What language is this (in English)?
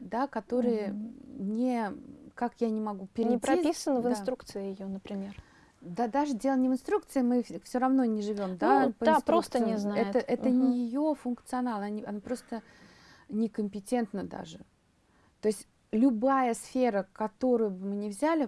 Russian